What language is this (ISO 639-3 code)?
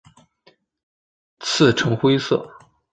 zho